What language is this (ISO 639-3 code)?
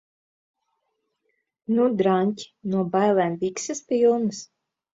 lav